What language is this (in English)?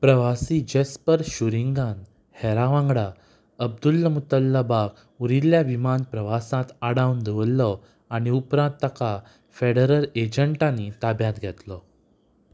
Konkani